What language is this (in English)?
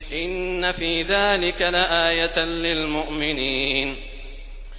Arabic